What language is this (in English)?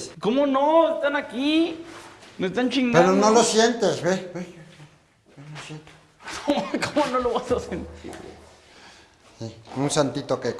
Spanish